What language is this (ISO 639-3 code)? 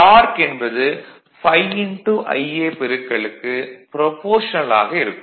tam